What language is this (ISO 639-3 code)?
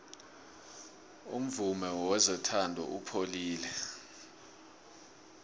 nbl